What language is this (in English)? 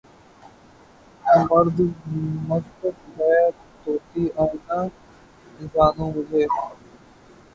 Urdu